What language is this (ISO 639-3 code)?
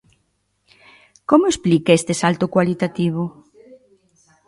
glg